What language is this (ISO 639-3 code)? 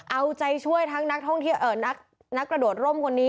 tha